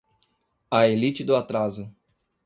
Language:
Portuguese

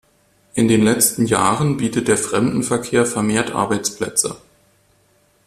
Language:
German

